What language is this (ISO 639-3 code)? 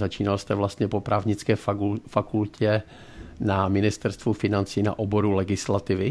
ces